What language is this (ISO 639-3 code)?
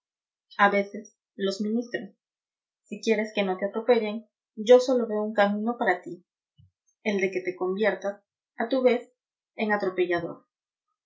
spa